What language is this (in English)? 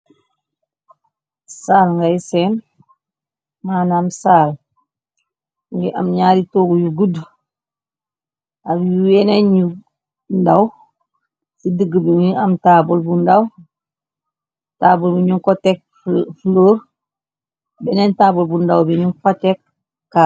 Wolof